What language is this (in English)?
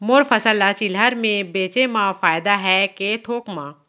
Chhattisgarhi